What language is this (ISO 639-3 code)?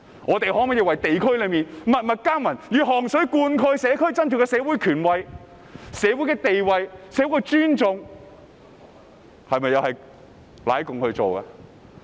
yue